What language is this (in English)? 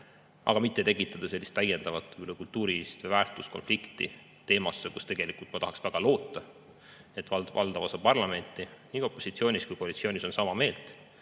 Estonian